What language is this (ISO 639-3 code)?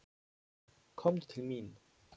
isl